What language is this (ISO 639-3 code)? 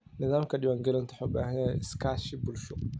som